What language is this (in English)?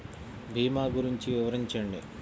Telugu